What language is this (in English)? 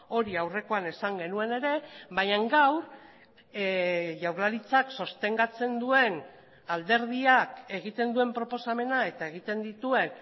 Basque